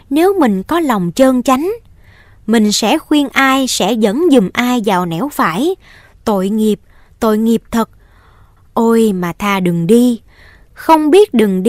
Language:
Vietnamese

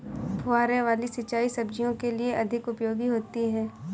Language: Hindi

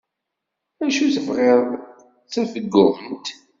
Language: Kabyle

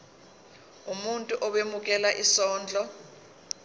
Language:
Zulu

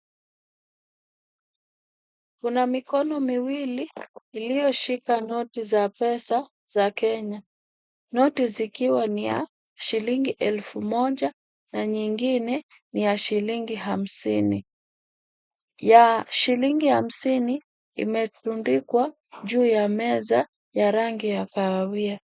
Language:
Swahili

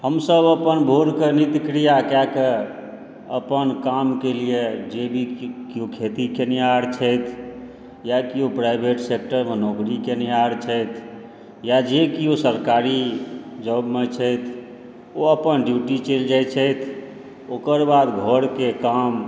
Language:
Maithili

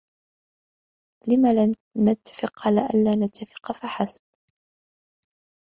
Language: Arabic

